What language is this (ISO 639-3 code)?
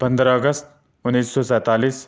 urd